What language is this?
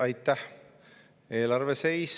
Estonian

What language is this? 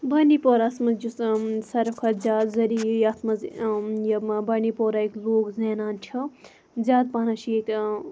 Kashmiri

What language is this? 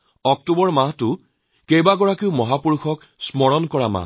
Assamese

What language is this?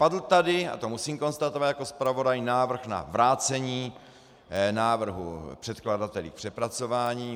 Czech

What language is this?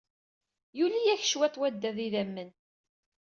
Kabyle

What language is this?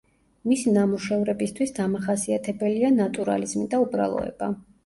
Georgian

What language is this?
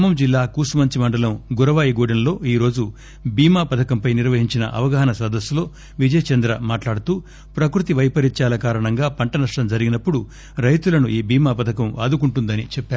Telugu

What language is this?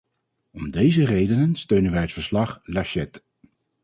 Dutch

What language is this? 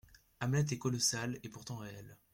French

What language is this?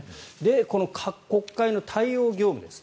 Japanese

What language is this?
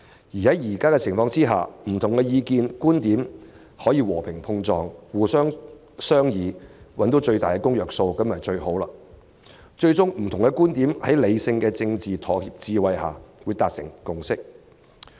Cantonese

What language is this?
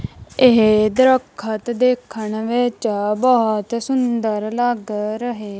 Punjabi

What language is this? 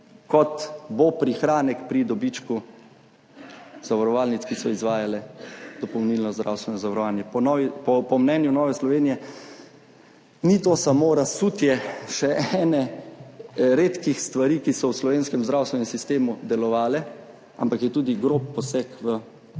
Slovenian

